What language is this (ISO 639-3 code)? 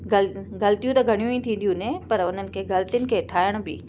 snd